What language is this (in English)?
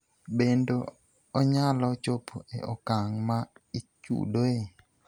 Luo (Kenya and Tanzania)